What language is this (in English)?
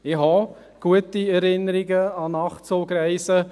Swiss German